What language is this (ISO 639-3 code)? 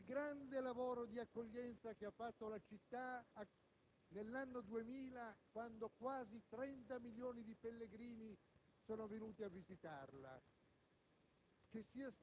ita